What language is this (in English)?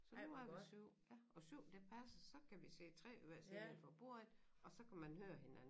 Danish